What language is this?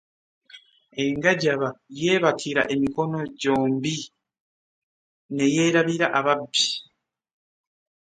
Ganda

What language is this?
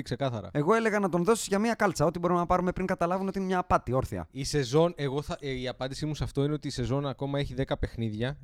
Greek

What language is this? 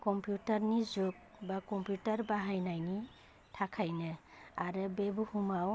Bodo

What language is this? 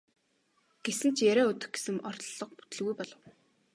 Mongolian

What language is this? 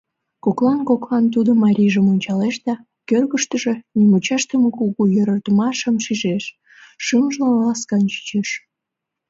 Mari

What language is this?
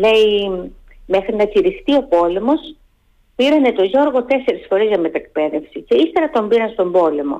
Greek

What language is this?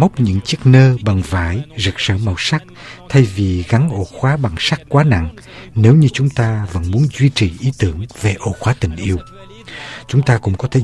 Vietnamese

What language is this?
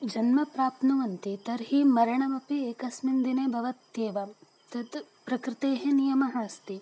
Sanskrit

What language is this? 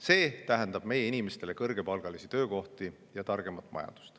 Estonian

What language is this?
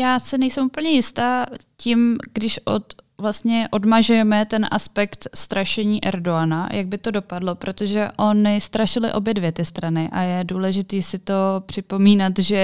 Czech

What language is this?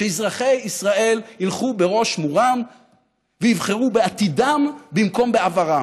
Hebrew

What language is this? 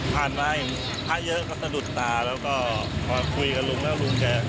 Thai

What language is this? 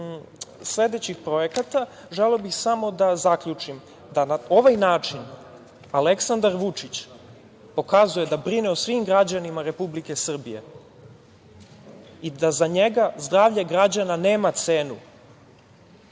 Serbian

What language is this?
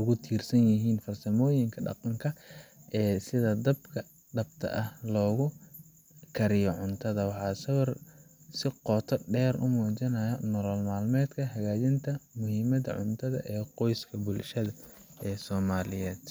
Somali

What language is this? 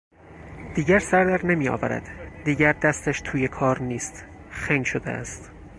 Persian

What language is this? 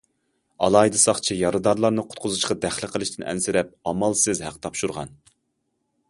Uyghur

